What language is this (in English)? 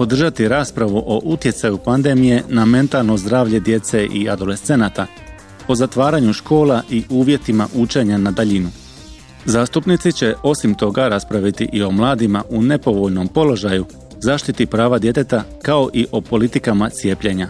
Croatian